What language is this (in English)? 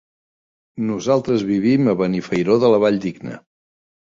Catalan